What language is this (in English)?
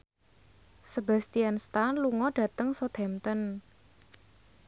Javanese